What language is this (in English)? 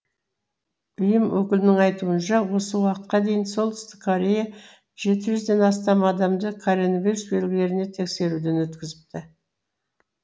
Kazakh